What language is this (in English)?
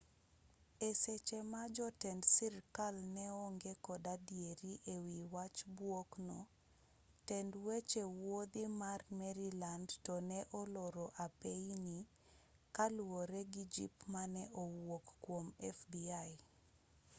Luo (Kenya and Tanzania)